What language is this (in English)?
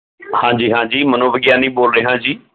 Punjabi